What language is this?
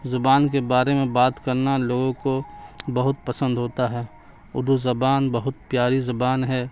Urdu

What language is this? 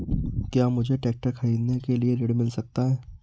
Hindi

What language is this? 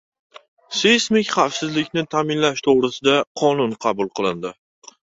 Uzbek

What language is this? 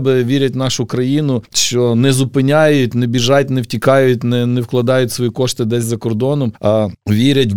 Ukrainian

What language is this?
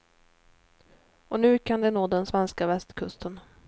Swedish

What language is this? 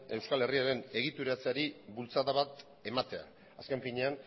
Basque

